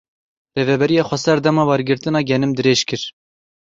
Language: Kurdish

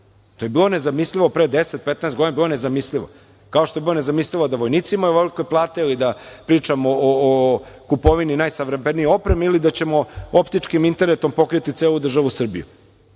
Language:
Serbian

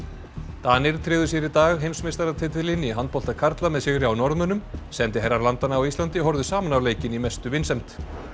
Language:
Icelandic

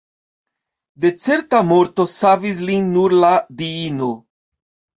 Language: Esperanto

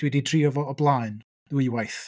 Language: Welsh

